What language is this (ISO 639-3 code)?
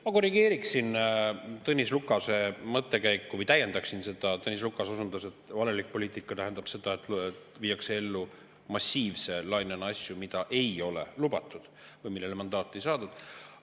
est